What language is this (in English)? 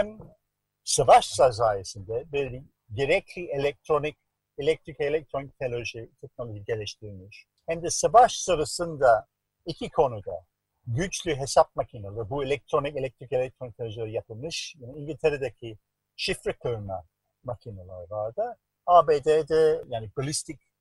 Turkish